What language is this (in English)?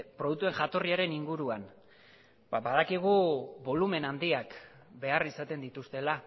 Basque